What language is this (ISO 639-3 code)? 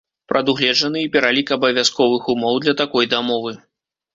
bel